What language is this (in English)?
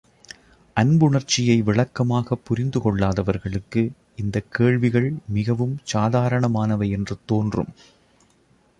Tamil